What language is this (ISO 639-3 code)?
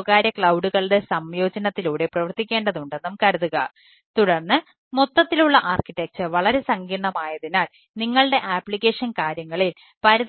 mal